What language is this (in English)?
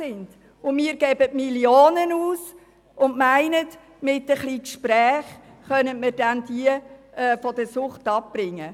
Swiss German